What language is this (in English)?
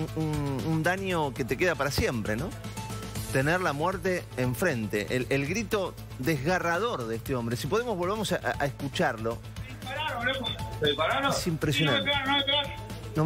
Spanish